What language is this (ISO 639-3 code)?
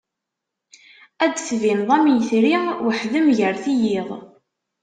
kab